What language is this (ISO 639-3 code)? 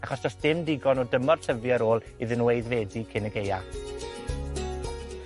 cym